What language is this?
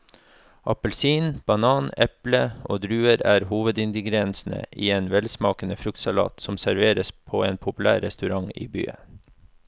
Norwegian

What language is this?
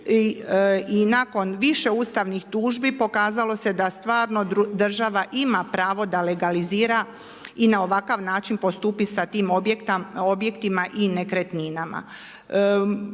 Croatian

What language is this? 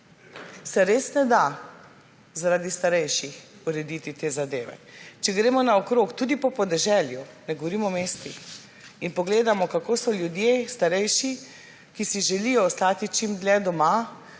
Slovenian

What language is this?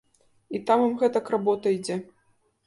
Belarusian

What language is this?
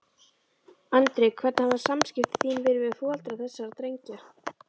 Icelandic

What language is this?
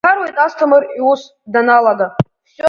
Abkhazian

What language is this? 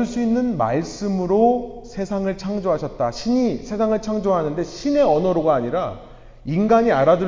Korean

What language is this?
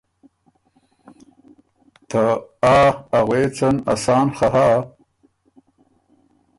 Ormuri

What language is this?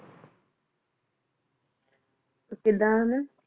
Punjabi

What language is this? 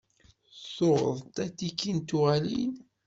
Kabyle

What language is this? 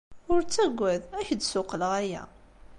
Kabyle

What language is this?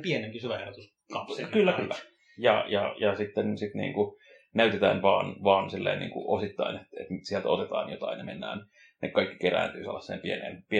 Finnish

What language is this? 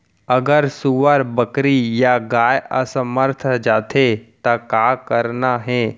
Chhattisgarhi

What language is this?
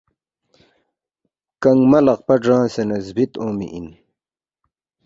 Balti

